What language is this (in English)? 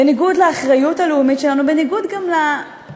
Hebrew